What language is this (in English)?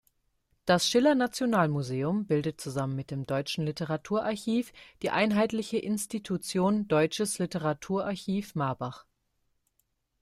German